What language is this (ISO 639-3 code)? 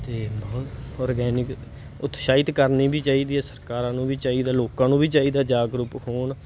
pan